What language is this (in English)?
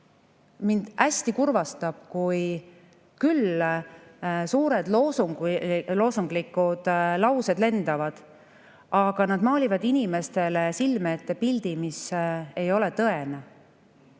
Estonian